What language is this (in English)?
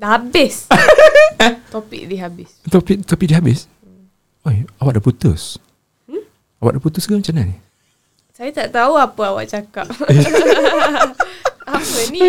Malay